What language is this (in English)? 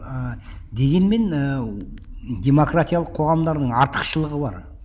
Kazakh